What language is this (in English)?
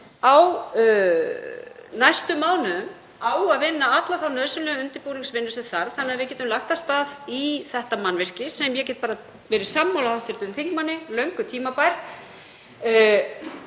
Icelandic